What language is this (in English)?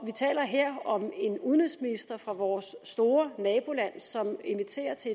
Danish